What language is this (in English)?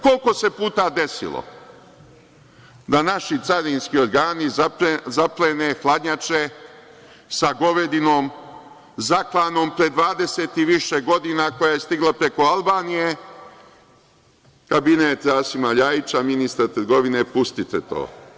Serbian